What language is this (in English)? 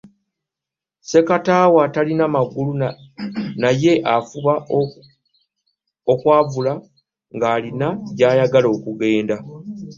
Ganda